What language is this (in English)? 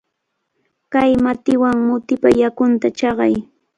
Cajatambo North Lima Quechua